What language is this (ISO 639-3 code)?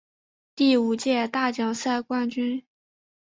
zho